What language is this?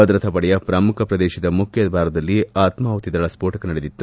Kannada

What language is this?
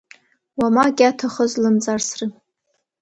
Abkhazian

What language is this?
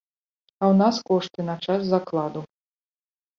Belarusian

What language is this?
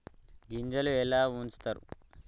Telugu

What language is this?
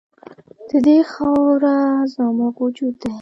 Pashto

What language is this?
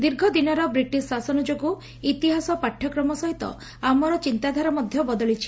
Odia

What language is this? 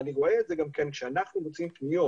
Hebrew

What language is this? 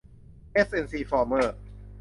Thai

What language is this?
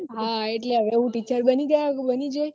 Gujarati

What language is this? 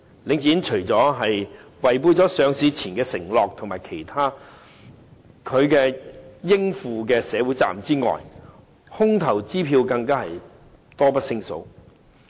Cantonese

